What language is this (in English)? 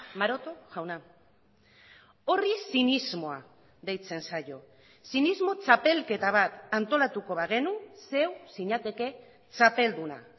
Basque